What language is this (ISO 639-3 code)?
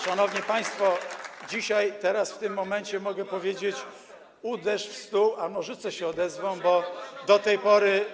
pol